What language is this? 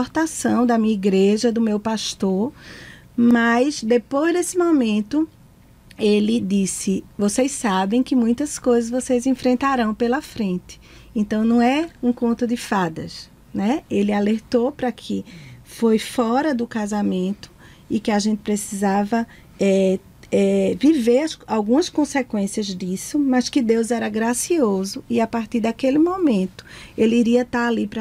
Portuguese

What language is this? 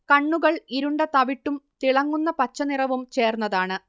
Malayalam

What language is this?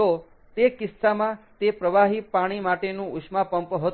Gujarati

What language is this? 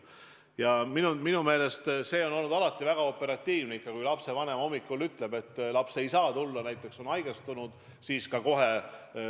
Estonian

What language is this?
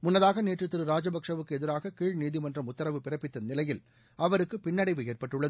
Tamil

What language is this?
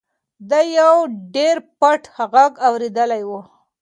Pashto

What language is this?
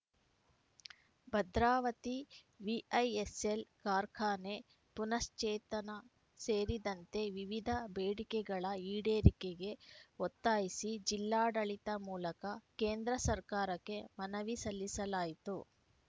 Kannada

